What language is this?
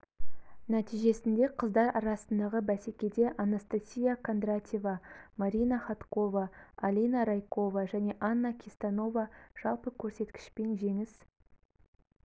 Kazakh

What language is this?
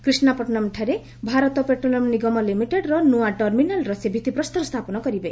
Odia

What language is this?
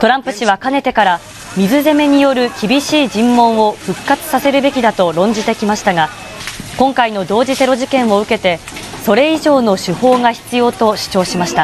Japanese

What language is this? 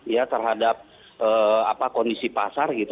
Indonesian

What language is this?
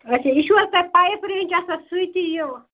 Kashmiri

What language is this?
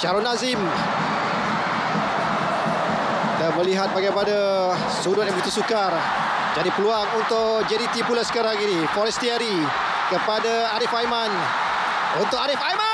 Malay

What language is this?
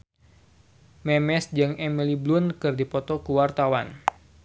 Sundanese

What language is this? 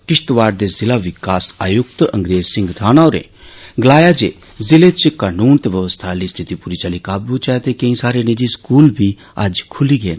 Dogri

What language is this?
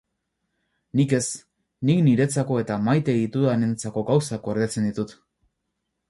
Basque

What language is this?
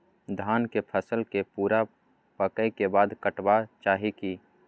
Maithili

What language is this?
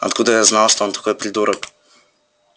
Russian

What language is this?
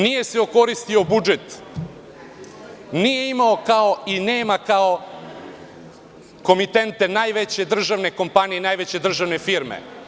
Serbian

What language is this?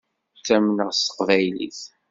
Kabyle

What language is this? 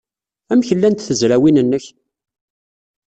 Kabyle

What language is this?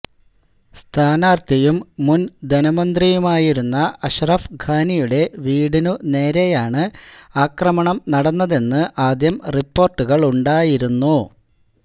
Malayalam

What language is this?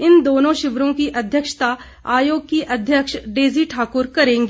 Hindi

